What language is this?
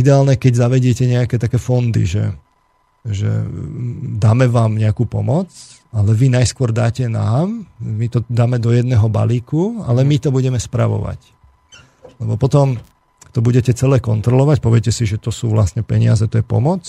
Slovak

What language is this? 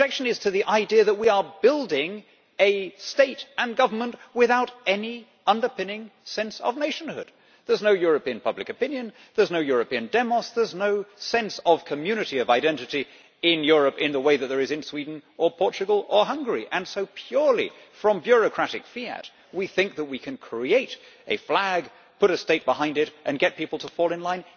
English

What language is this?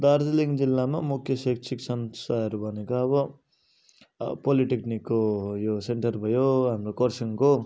Nepali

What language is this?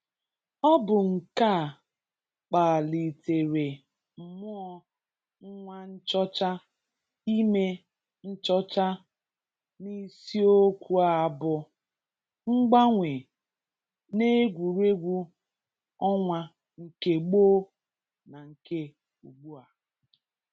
Igbo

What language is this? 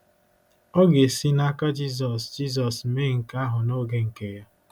Igbo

